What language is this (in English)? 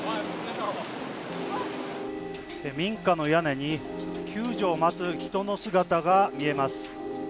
Japanese